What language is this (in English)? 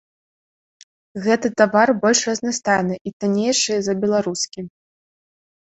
Belarusian